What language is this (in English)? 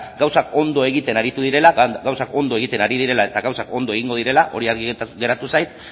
Basque